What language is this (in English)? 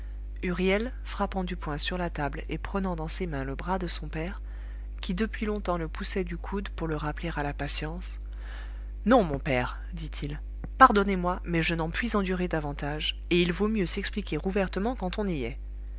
French